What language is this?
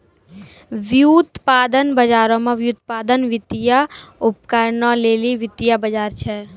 Maithili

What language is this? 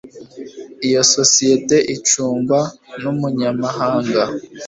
Kinyarwanda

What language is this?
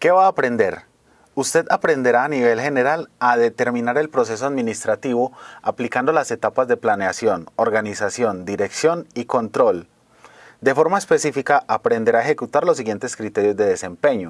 Spanish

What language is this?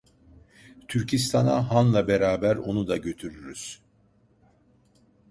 Turkish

